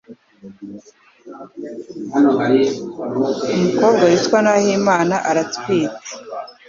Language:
Kinyarwanda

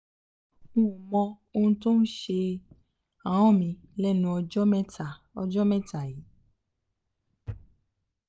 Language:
Yoruba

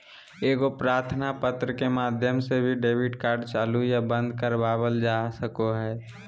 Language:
Magahi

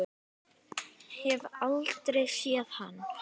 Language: Icelandic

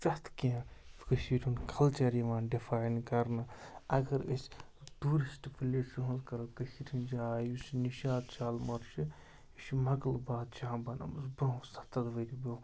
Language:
Kashmiri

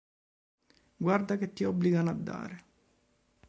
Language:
Italian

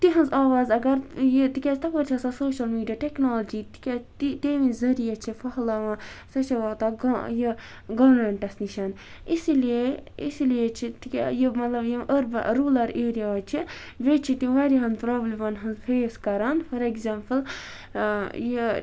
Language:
Kashmiri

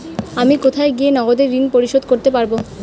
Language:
Bangla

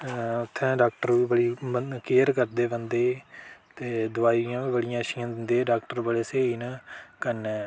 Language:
Dogri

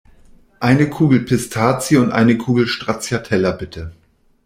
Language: German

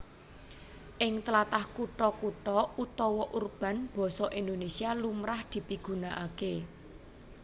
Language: Javanese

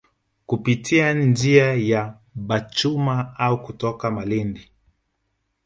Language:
Swahili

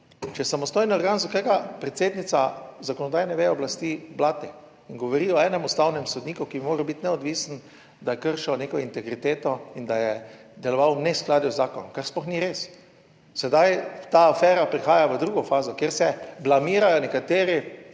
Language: Slovenian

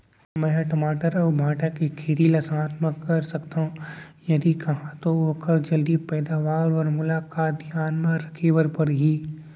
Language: Chhattisgarhi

